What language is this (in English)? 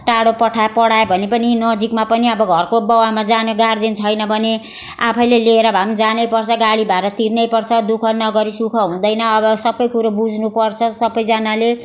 Nepali